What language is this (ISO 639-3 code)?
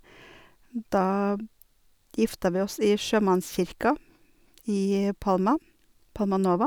nor